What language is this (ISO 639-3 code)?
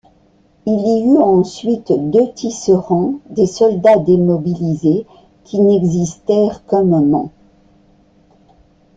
fra